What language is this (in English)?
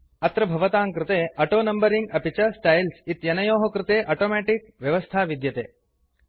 Sanskrit